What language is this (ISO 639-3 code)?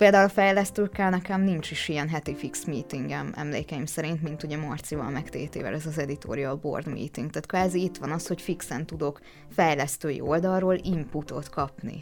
hun